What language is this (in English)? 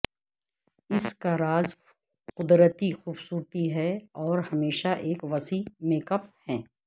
Urdu